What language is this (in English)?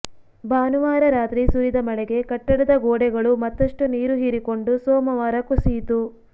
Kannada